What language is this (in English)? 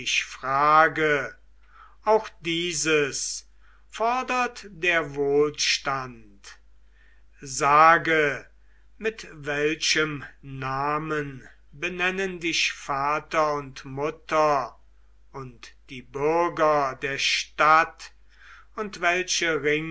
German